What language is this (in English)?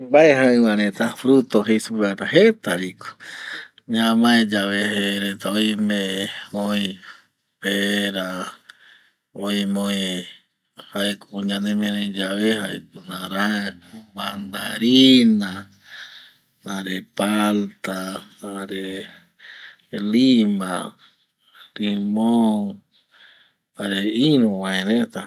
Eastern Bolivian Guaraní